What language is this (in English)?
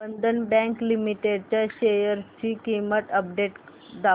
Marathi